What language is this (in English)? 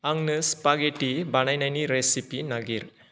Bodo